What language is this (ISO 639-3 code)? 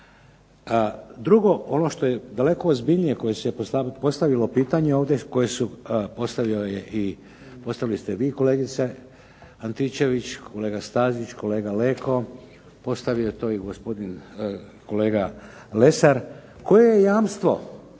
hrv